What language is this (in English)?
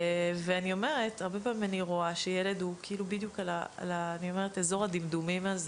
Hebrew